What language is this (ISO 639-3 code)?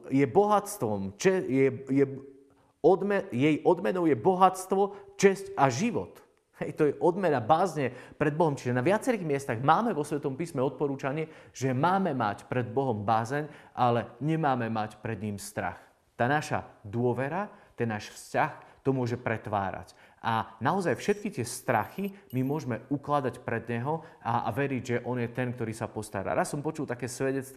slk